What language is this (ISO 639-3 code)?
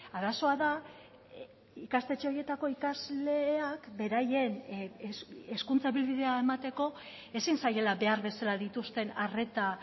eus